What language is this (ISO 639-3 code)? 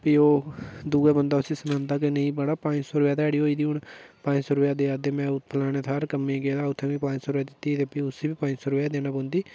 doi